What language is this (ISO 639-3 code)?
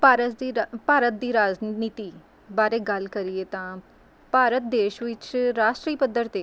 pan